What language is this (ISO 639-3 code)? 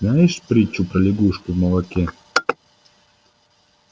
rus